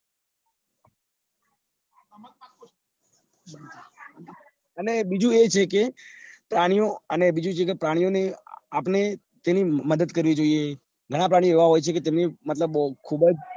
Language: Gujarati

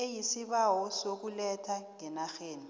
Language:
South Ndebele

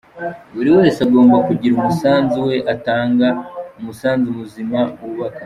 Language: Kinyarwanda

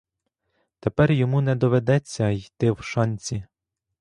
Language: Ukrainian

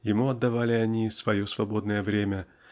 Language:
Russian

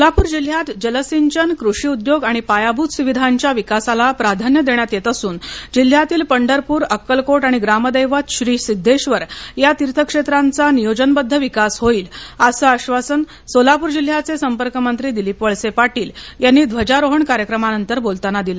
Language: Marathi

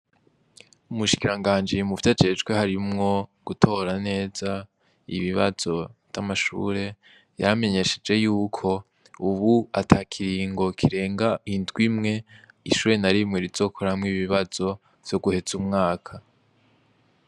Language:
Rundi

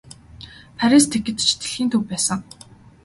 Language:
Mongolian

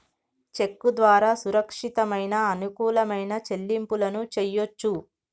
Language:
Telugu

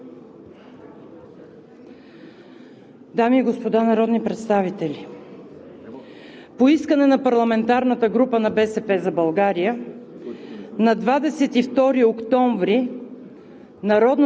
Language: Bulgarian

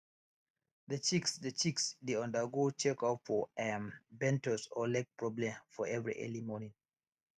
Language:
Nigerian Pidgin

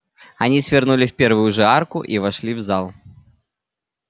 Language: Russian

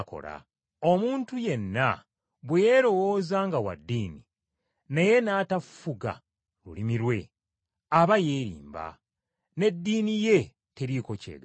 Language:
Ganda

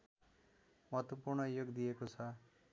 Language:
Nepali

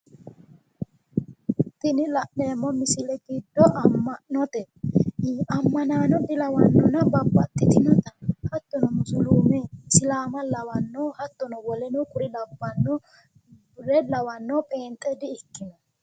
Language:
Sidamo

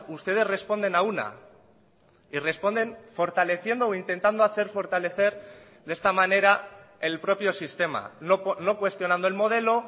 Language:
Spanish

